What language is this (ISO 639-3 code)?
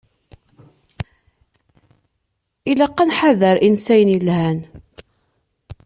kab